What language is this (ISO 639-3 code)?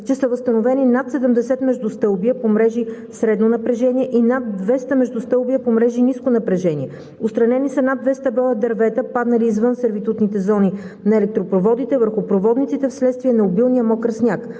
bul